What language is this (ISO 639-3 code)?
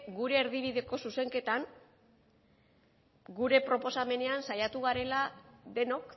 eus